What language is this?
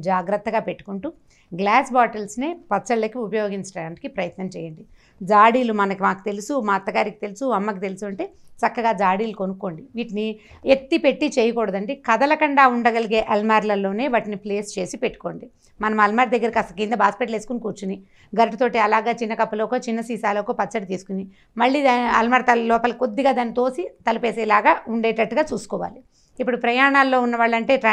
Italian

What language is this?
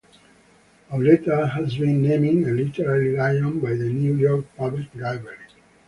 English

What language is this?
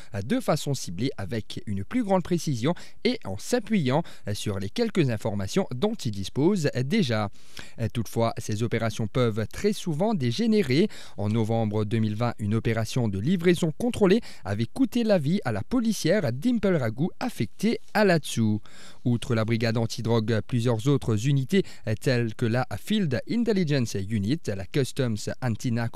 French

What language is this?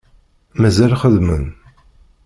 Kabyle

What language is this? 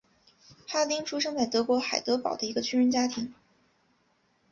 Chinese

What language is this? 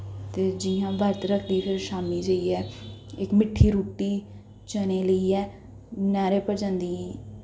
Dogri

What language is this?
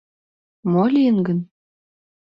Mari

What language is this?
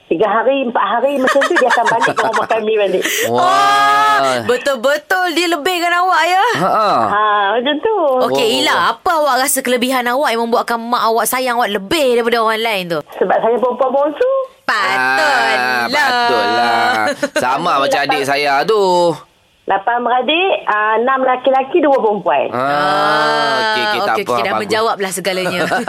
Malay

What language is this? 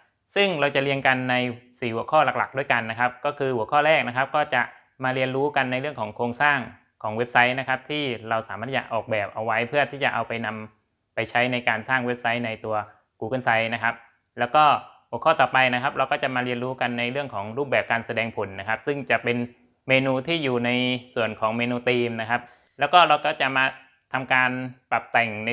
Thai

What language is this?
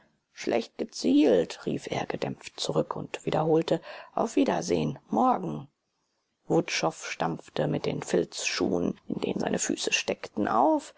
German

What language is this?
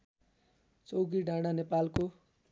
Nepali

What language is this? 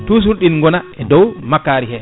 Fula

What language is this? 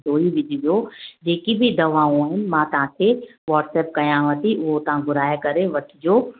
Sindhi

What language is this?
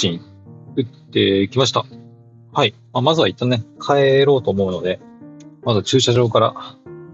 Japanese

